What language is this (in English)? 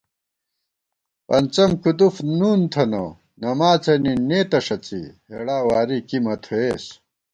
Gawar-Bati